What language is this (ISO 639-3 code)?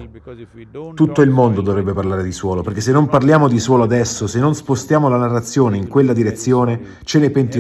ita